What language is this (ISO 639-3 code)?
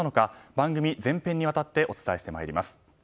jpn